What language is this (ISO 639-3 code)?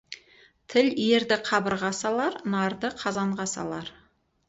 kaz